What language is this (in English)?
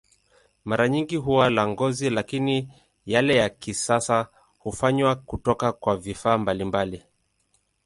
Swahili